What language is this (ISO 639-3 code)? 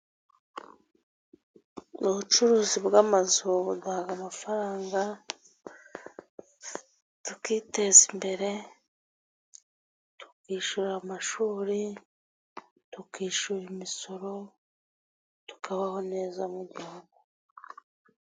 kin